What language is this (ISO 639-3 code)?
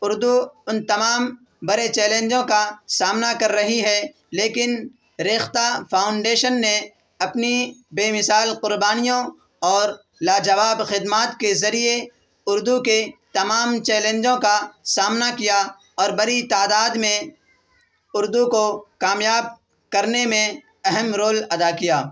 urd